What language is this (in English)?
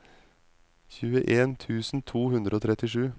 Norwegian